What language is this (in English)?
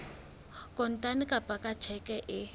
Southern Sotho